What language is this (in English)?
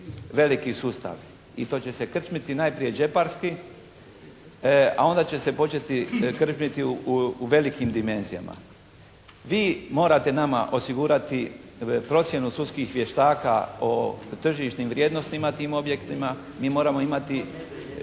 Croatian